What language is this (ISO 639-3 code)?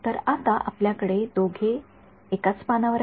mar